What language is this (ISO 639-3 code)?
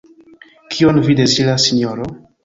epo